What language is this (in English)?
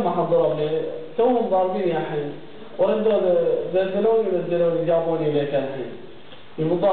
Arabic